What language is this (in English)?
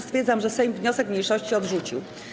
Polish